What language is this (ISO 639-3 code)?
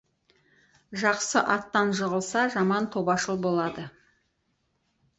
kaz